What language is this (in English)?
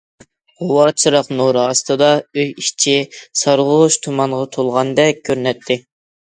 Uyghur